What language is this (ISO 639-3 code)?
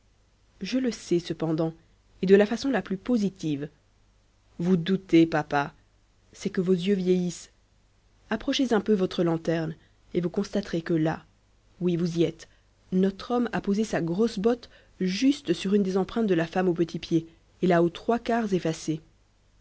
fra